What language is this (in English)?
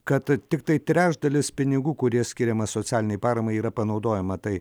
Lithuanian